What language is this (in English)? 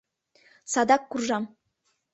Mari